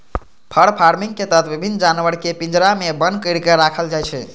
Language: Maithili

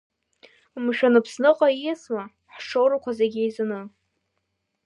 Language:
Abkhazian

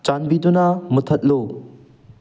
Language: Manipuri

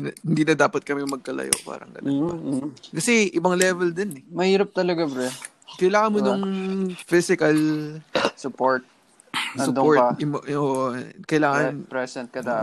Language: Filipino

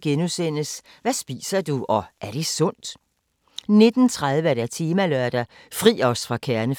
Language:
Danish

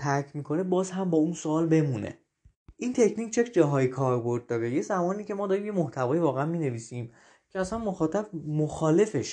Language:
Persian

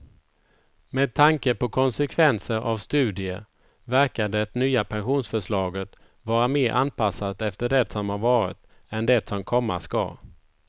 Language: Swedish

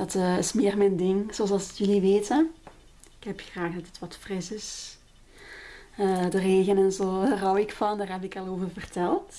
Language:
Dutch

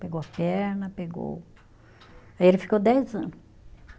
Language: Portuguese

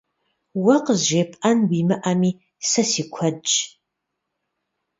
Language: Kabardian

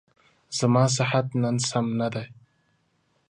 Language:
Pashto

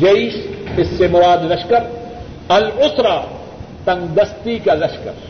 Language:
Urdu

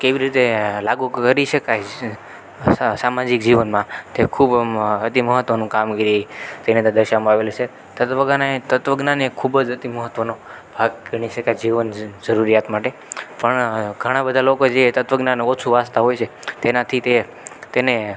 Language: Gujarati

